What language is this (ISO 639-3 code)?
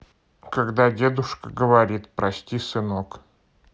rus